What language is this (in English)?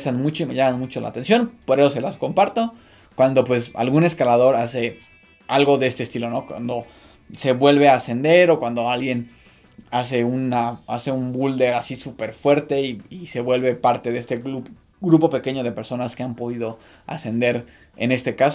Spanish